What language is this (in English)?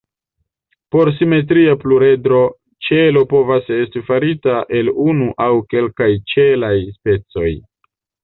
Esperanto